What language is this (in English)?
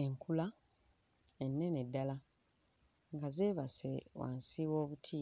Ganda